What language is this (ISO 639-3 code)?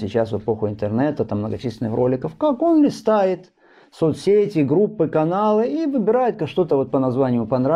rus